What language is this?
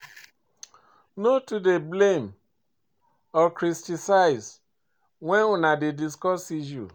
Nigerian Pidgin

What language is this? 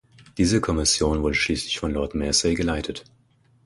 German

